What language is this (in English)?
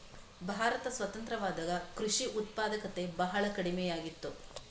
Kannada